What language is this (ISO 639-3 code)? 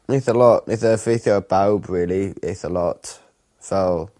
cym